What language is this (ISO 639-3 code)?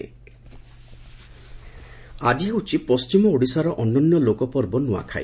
ori